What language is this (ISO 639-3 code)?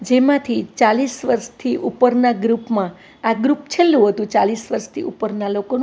guj